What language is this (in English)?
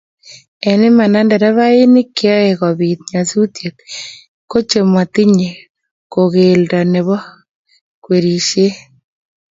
Kalenjin